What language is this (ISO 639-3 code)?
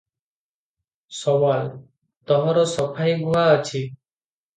ori